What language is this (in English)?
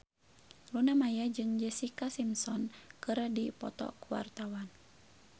Sundanese